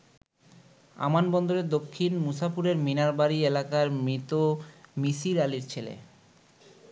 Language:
Bangla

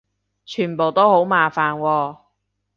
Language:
Cantonese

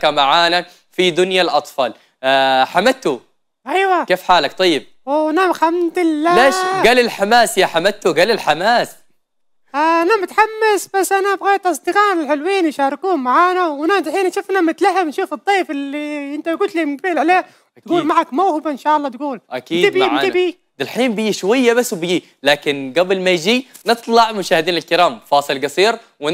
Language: Arabic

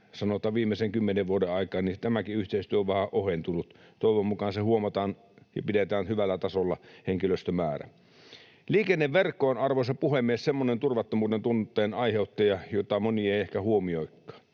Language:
Finnish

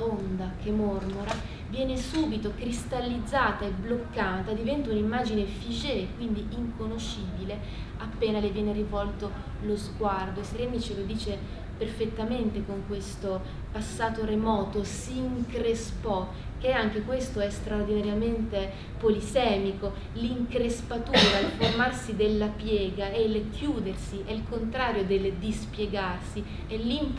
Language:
Italian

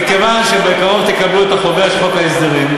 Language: Hebrew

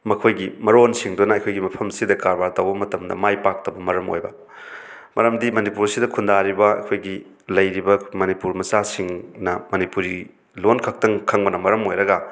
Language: Manipuri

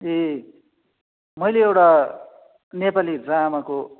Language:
Nepali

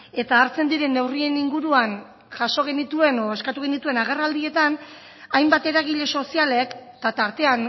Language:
Basque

